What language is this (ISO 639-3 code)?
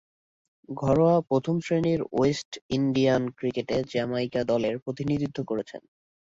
ben